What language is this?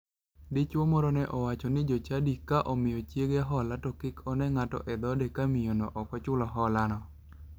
Luo (Kenya and Tanzania)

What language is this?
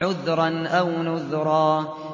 Arabic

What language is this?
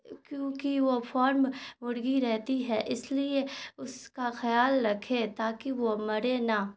Urdu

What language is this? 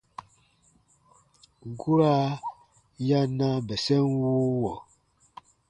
Baatonum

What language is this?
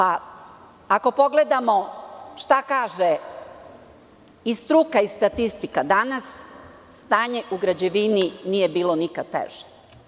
Serbian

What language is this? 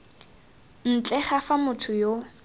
Tswana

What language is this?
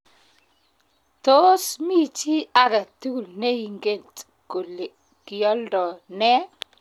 Kalenjin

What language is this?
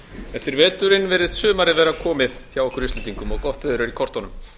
Icelandic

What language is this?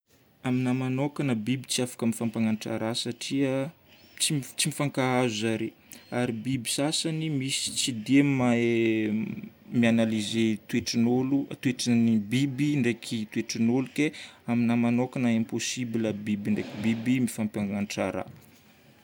Northern Betsimisaraka Malagasy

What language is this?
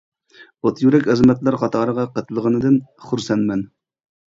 Uyghur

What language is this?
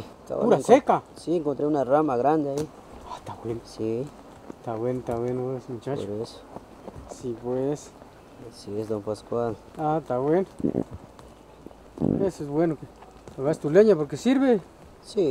Spanish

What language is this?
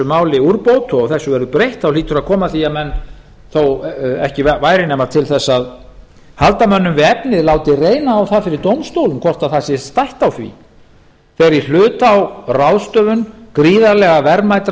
Icelandic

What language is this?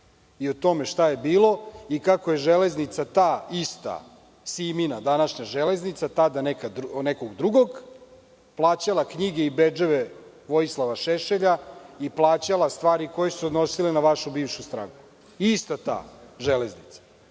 Serbian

